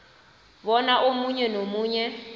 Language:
South Ndebele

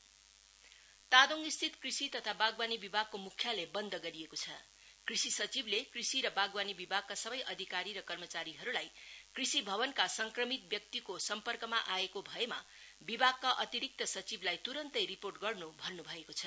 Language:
Nepali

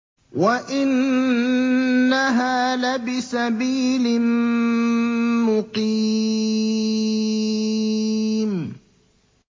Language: Arabic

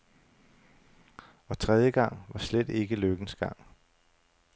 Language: Danish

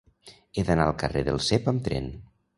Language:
Catalan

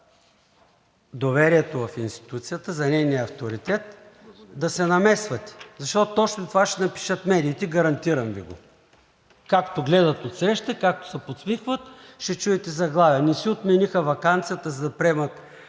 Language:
Bulgarian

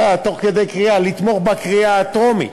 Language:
Hebrew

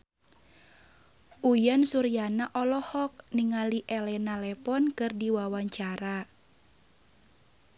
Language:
Sundanese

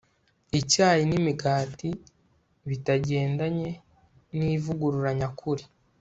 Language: Kinyarwanda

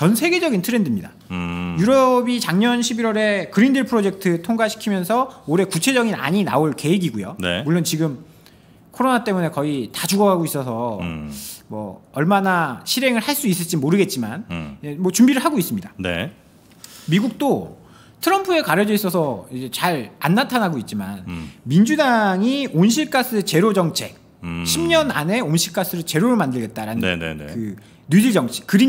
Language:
Korean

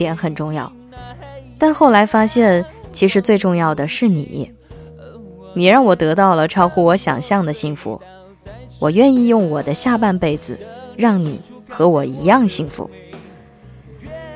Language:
Chinese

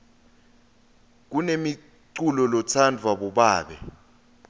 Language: Swati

